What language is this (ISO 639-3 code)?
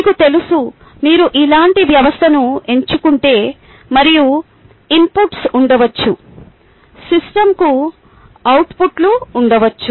tel